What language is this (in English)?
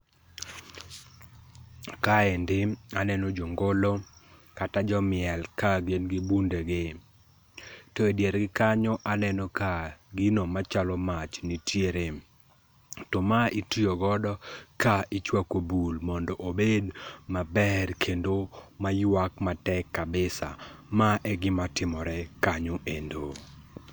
Luo (Kenya and Tanzania)